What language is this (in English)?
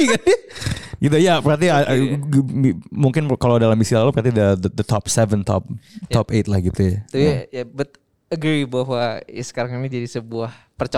Indonesian